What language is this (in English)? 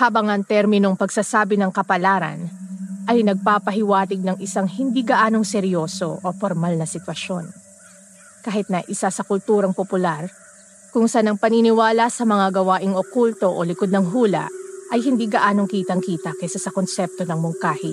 Filipino